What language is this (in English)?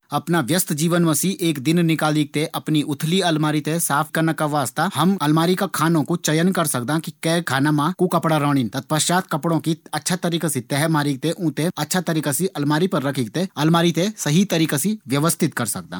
Garhwali